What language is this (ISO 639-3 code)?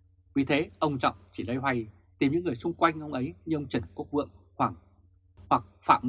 vie